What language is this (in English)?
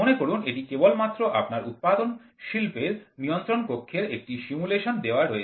Bangla